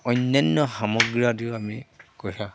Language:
Assamese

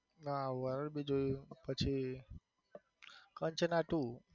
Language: Gujarati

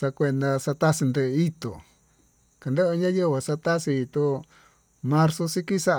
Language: Tututepec Mixtec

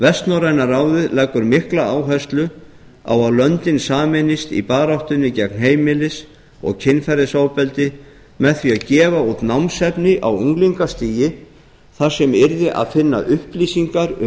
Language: Icelandic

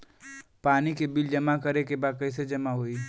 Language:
Bhojpuri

